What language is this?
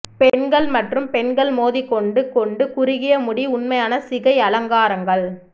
Tamil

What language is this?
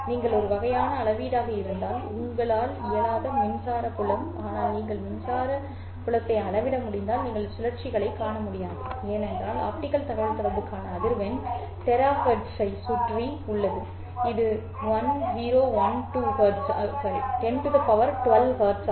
Tamil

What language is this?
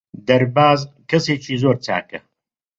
Central Kurdish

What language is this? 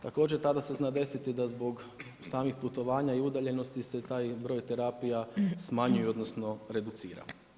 Croatian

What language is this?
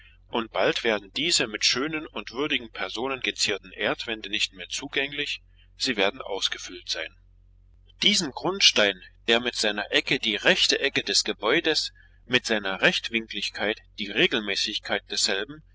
German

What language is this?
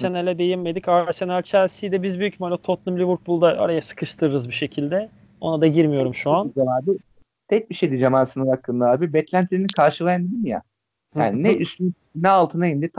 Turkish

